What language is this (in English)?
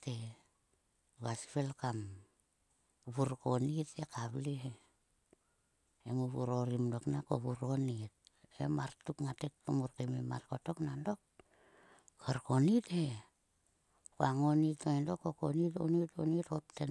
Sulka